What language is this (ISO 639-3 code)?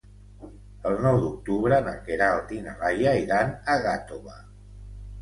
cat